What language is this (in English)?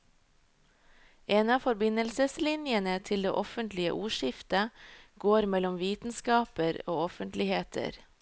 Norwegian